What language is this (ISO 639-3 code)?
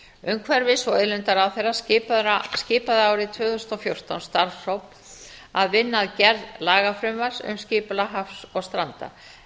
isl